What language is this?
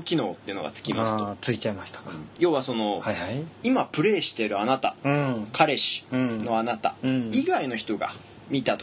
Japanese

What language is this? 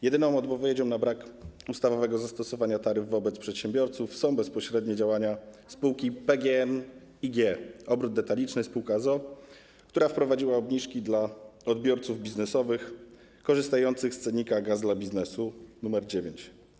Polish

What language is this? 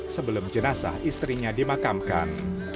Indonesian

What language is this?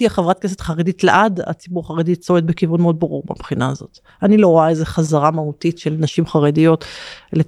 Hebrew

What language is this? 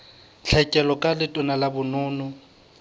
Southern Sotho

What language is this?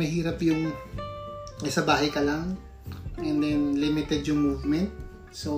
Filipino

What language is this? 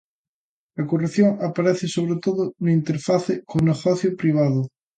Galician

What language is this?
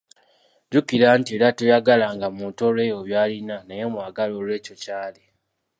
Ganda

